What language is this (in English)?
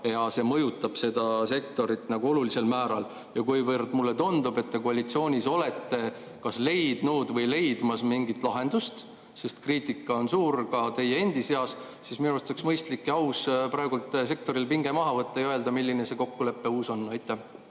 Estonian